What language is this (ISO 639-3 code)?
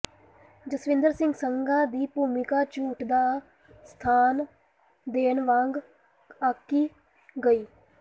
pan